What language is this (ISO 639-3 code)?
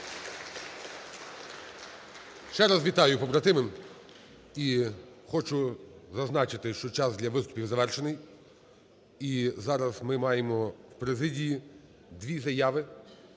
ukr